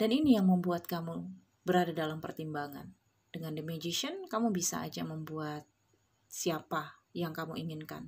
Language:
Indonesian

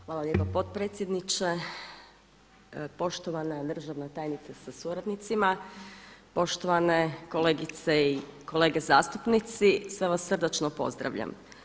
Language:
Croatian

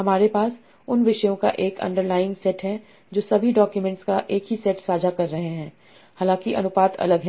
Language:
Hindi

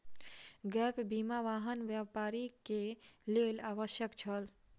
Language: Maithili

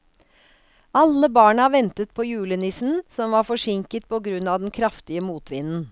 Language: Norwegian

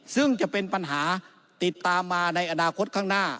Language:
Thai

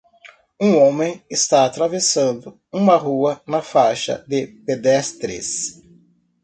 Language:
Portuguese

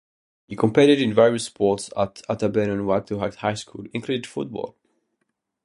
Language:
English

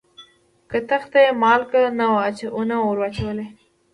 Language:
Pashto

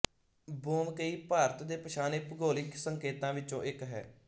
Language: Punjabi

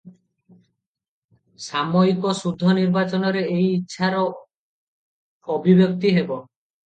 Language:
Odia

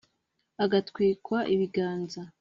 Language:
Kinyarwanda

